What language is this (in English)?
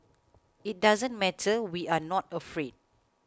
English